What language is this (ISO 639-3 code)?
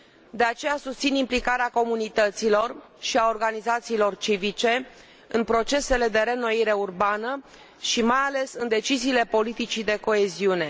ron